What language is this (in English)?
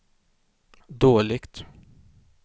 Swedish